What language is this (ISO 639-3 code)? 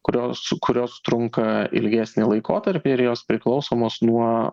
lit